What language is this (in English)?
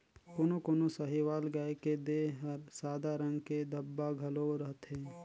Chhattisgarhi